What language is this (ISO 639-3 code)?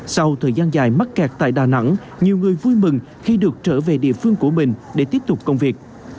vie